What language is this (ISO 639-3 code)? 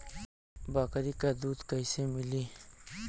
bho